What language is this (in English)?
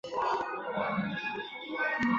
Chinese